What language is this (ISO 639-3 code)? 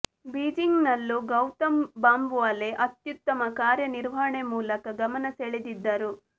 kan